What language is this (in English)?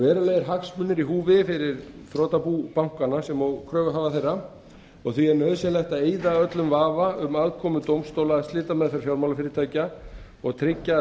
Icelandic